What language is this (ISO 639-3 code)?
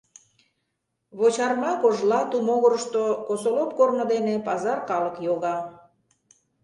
chm